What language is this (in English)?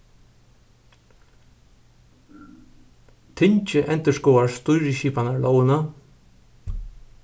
Faroese